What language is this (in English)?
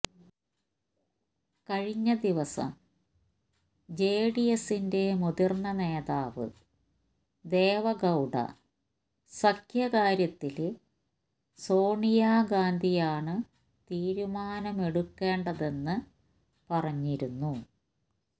Malayalam